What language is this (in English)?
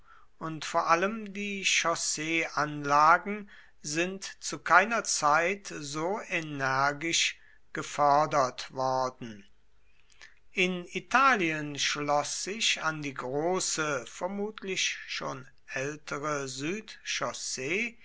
German